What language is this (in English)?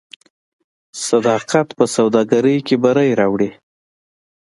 Pashto